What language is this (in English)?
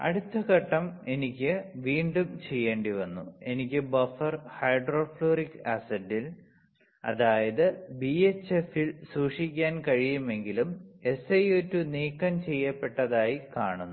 Malayalam